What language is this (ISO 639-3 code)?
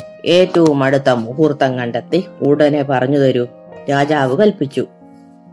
mal